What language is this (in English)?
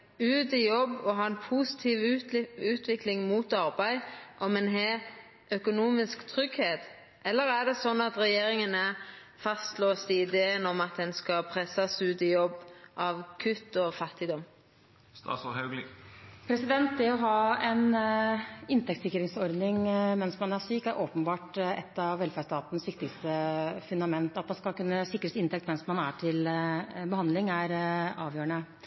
Norwegian